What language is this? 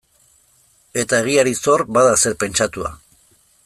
Basque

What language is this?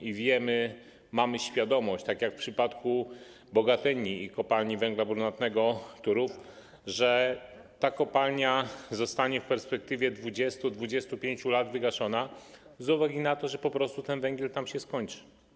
Polish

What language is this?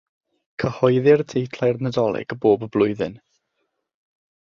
Welsh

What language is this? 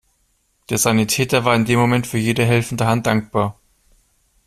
German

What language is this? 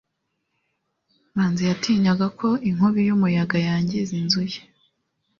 Kinyarwanda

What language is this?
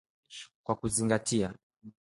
Swahili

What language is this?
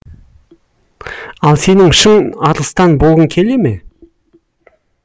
Kazakh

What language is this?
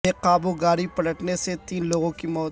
Urdu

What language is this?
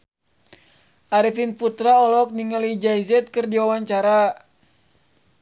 Sundanese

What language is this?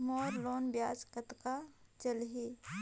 Chhattisgarhi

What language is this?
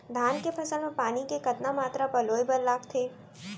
Chhattisgarhi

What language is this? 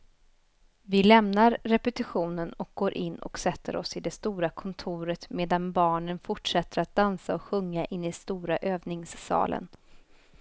Swedish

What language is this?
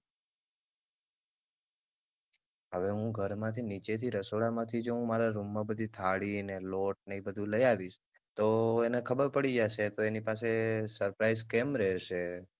Gujarati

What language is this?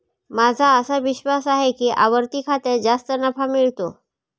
Marathi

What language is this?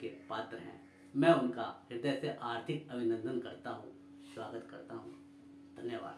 Hindi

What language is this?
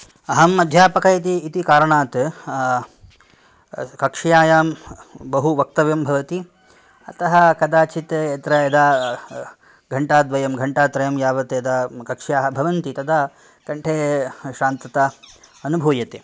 Sanskrit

